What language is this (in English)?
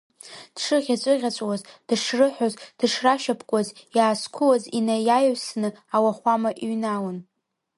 Abkhazian